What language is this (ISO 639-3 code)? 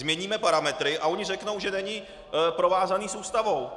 ces